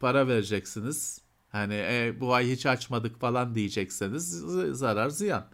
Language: Turkish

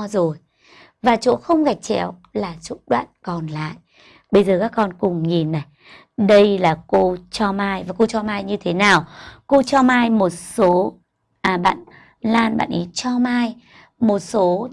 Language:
Vietnamese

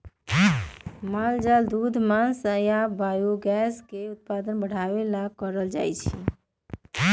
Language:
Magahi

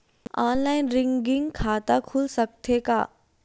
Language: Chhattisgarhi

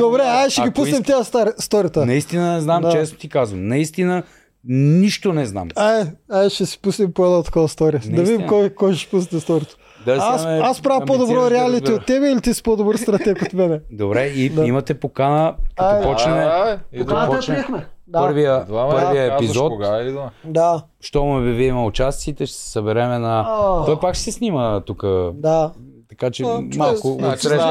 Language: Bulgarian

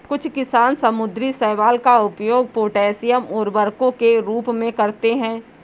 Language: Hindi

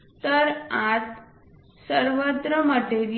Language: Marathi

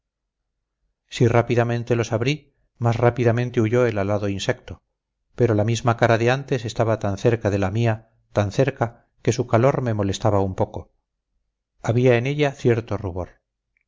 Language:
Spanish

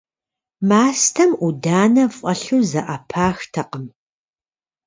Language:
Kabardian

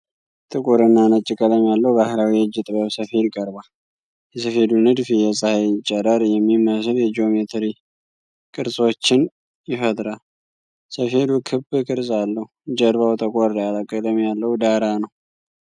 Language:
Amharic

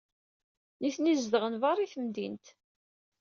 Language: Kabyle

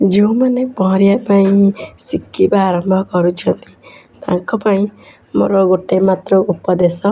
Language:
Odia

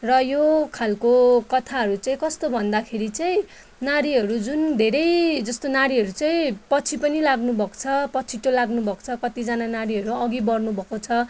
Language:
Nepali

